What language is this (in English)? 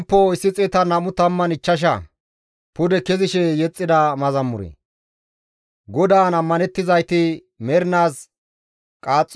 Gamo